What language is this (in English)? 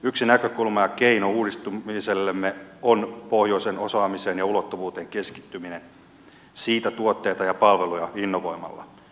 Finnish